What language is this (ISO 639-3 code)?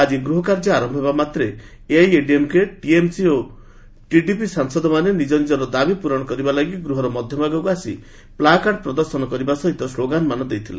ori